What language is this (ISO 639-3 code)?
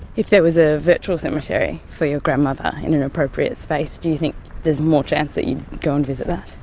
eng